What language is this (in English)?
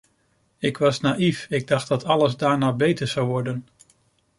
Dutch